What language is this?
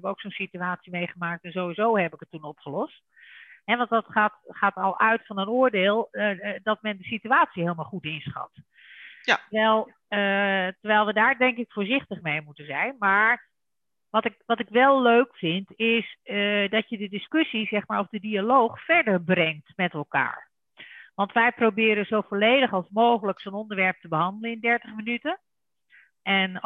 Dutch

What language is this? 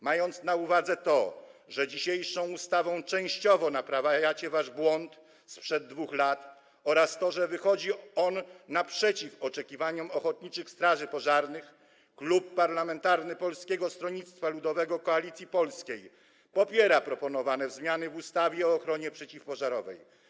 Polish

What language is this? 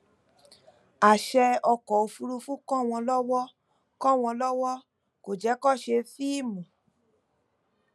Yoruba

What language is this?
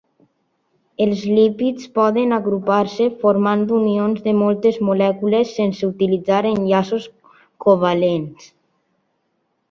Catalan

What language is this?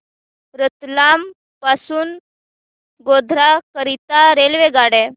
Marathi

